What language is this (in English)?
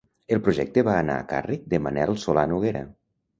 Catalan